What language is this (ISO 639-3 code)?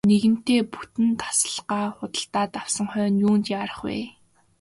mon